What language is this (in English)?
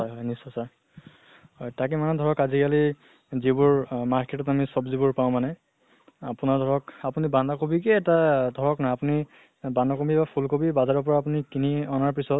Assamese